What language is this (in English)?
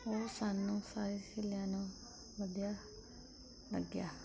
Punjabi